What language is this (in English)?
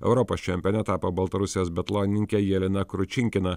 Lithuanian